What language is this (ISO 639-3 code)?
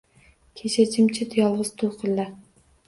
uzb